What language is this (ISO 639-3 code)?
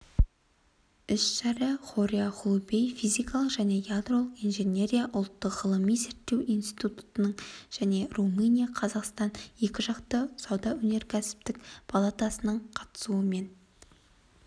kaz